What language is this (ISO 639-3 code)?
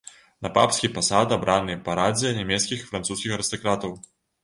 bel